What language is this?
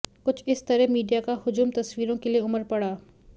Hindi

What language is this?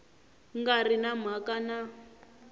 Tsonga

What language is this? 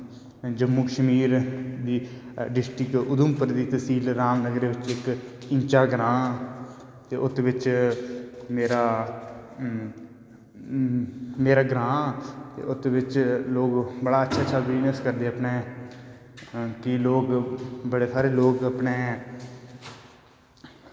Dogri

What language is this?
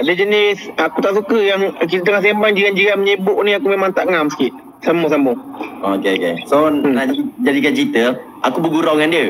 Malay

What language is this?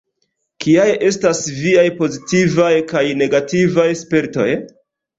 Esperanto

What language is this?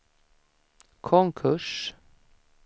Swedish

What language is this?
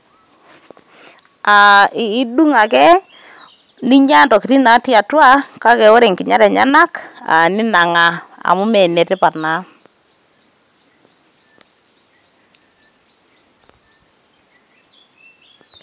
Masai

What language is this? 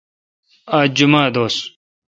Kalkoti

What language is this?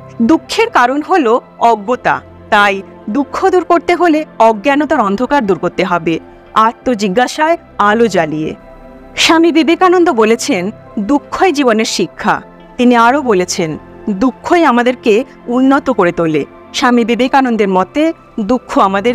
Bangla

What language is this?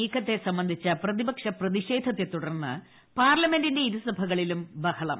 Malayalam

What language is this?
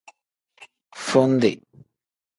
Tem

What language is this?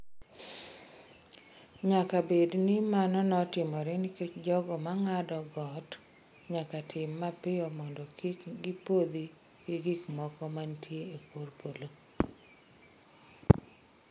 Luo (Kenya and Tanzania)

